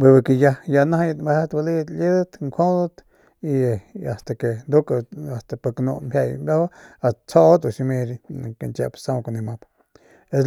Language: Northern Pame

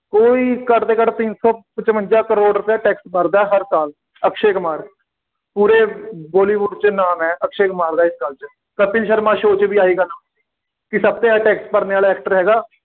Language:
Punjabi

